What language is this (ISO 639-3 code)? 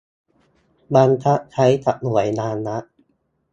tha